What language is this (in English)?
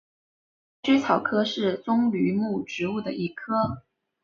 Chinese